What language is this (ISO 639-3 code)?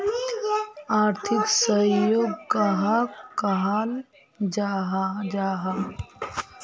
mag